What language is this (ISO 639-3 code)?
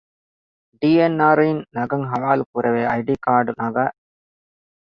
div